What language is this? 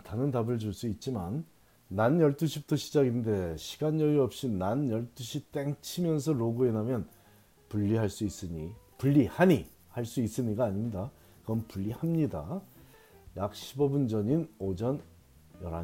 Korean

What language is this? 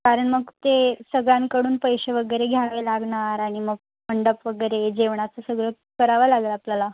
Marathi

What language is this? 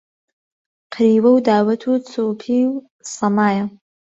Central Kurdish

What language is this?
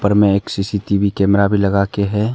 Hindi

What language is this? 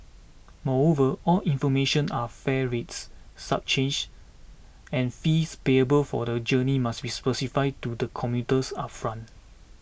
English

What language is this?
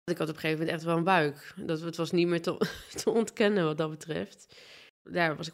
Dutch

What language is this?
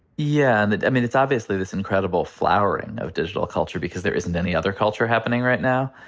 English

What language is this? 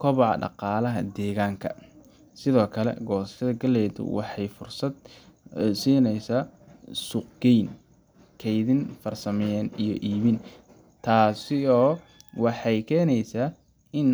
Somali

